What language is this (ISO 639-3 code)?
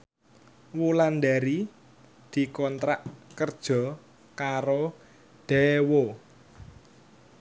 jav